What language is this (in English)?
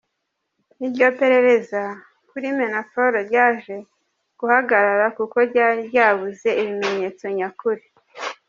Kinyarwanda